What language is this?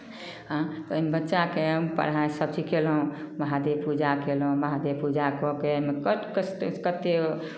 Maithili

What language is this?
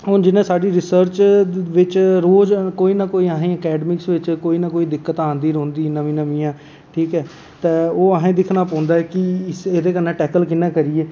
Dogri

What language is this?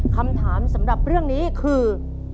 Thai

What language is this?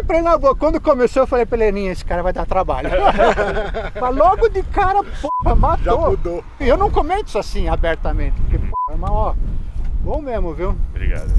Portuguese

